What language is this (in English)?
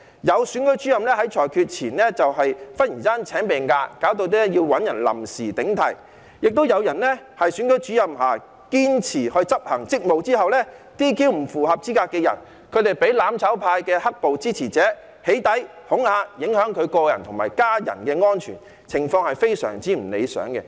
Cantonese